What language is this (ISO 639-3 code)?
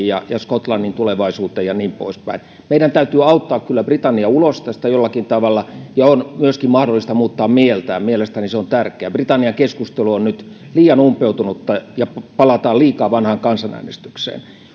fin